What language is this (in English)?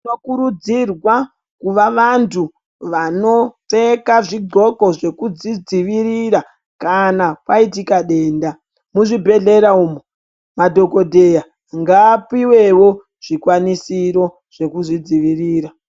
Ndau